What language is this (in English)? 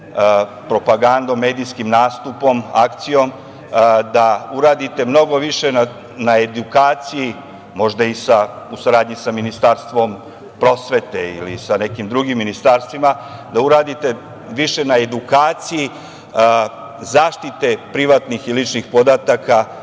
Serbian